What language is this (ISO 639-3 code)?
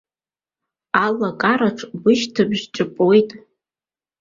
abk